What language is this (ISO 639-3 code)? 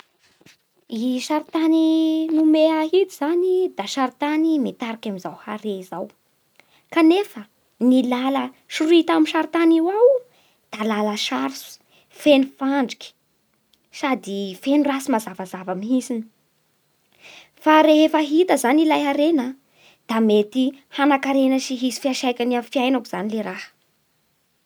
bhr